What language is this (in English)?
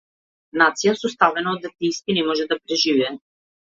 Macedonian